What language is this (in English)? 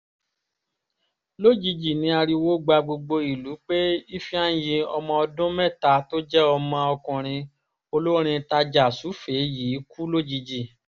Yoruba